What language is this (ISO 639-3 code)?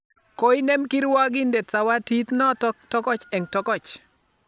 kln